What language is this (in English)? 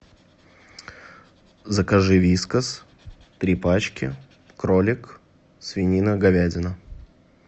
Russian